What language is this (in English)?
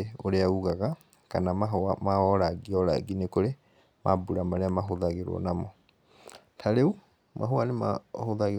Kikuyu